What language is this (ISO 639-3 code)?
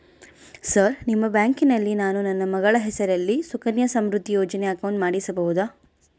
kan